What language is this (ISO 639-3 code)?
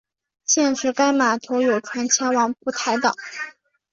zho